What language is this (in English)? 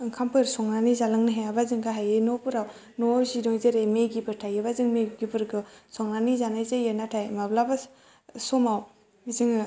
Bodo